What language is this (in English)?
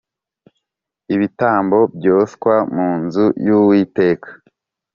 Kinyarwanda